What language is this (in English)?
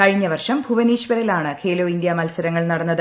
Malayalam